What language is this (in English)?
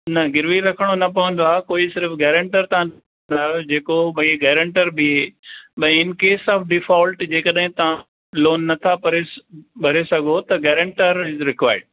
Sindhi